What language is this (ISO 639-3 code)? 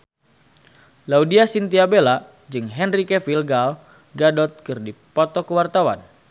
sun